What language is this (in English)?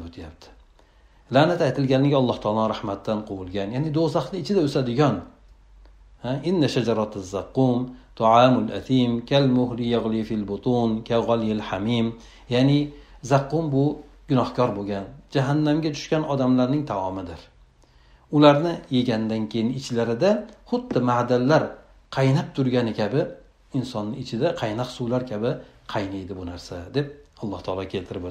Turkish